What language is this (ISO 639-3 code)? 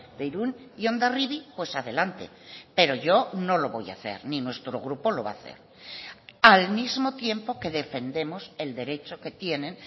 spa